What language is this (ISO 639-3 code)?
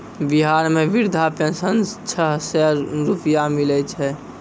mai